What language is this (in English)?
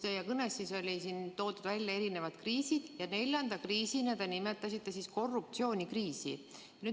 Estonian